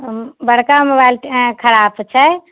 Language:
Maithili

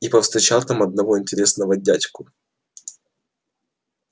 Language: Russian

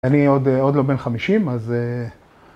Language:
Hebrew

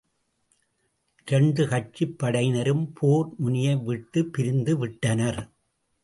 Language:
Tamil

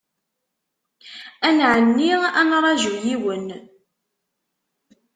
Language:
Kabyle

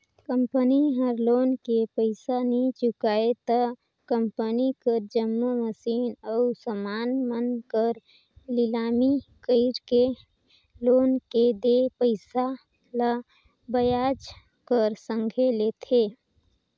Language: Chhattisgarhi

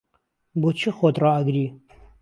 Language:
Central Kurdish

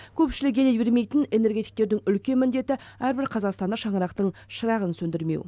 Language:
Kazakh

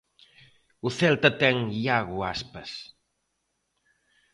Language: Galician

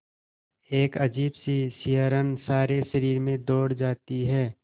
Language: Hindi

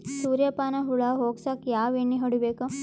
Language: Kannada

